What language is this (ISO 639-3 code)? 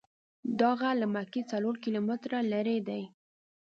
pus